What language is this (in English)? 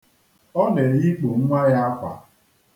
Igbo